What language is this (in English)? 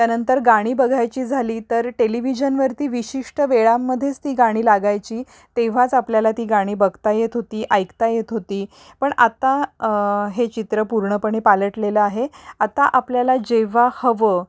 Marathi